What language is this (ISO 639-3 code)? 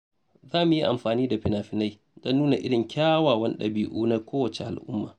hau